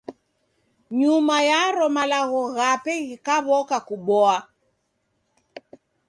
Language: Taita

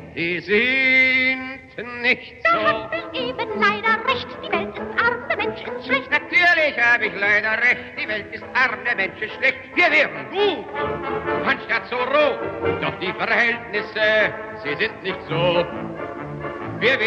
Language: German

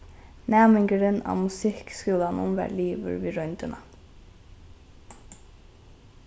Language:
Faroese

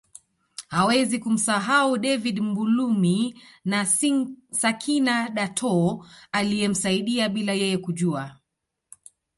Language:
Swahili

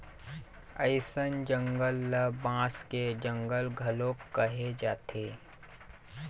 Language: Chhattisgarhi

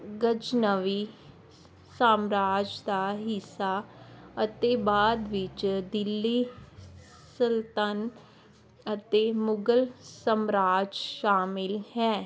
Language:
Punjabi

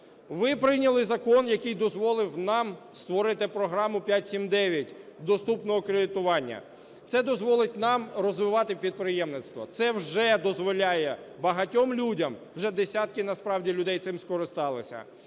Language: Ukrainian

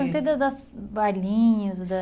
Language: Portuguese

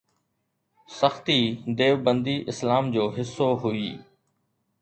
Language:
Sindhi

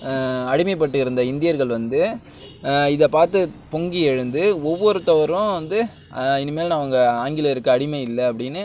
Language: Tamil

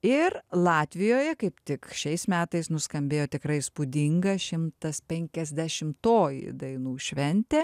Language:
Lithuanian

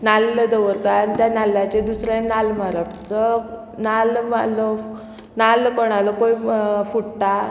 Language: Konkani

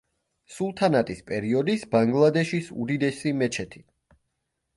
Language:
Georgian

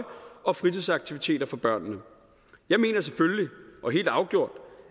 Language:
Danish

